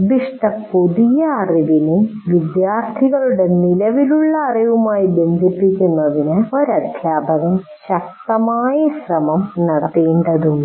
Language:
Malayalam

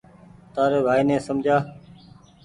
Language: Goaria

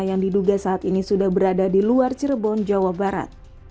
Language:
Indonesian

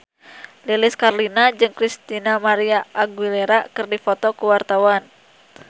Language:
Sundanese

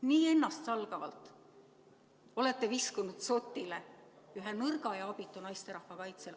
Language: Estonian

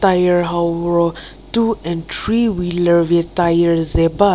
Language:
Angami Naga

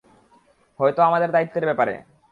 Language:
Bangla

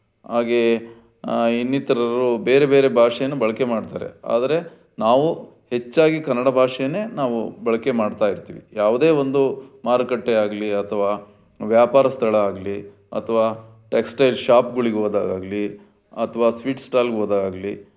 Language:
Kannada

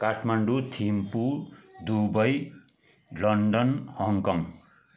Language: Nepali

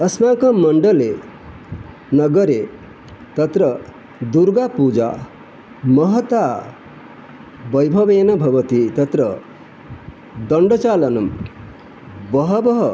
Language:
Sanskrit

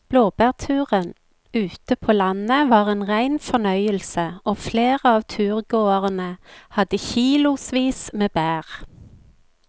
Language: Norwegian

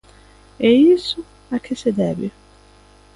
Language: Galician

